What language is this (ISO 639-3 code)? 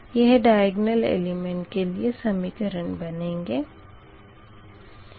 hin